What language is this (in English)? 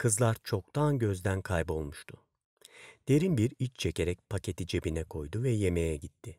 Turkish